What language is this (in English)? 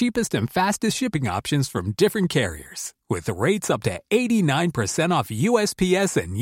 Swedish